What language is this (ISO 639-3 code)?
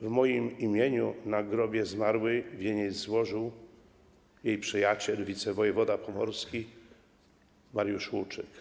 pol